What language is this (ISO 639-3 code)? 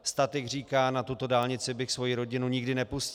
ces